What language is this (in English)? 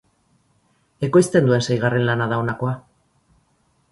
Basque